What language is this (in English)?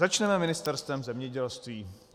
Czech